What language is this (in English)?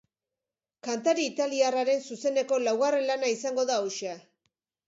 Basque